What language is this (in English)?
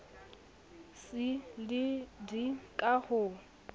Southern Sotho